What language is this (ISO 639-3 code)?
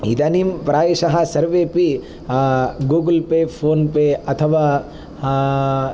san